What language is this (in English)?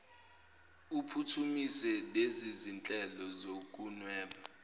Zulu